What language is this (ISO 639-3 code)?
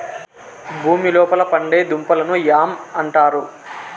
tel